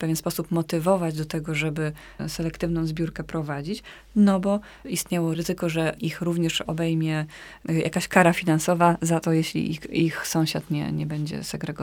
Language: Polish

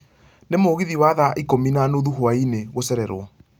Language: Kikuyu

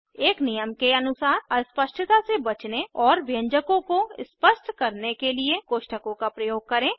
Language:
Hindi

